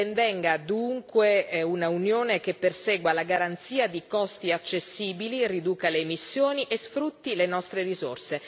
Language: Italian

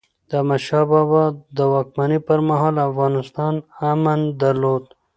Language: Pashto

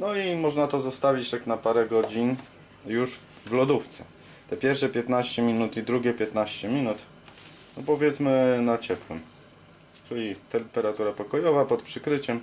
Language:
Polish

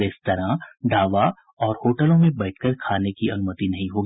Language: Hindi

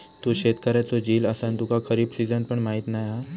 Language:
Marathi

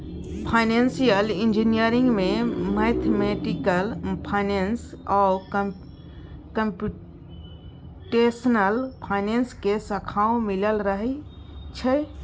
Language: Maithili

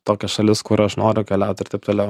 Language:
Lithuanian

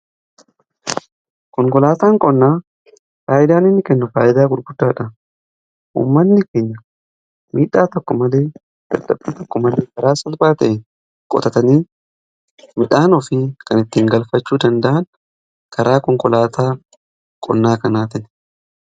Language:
Oromo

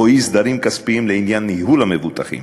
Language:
Hebrew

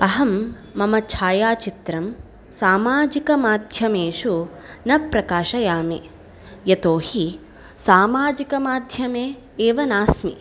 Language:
Sanskrit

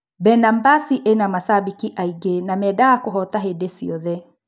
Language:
Kikuyu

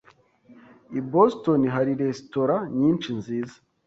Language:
Kinyarwanda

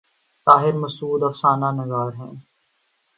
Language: Urdu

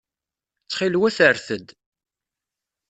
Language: Kabyle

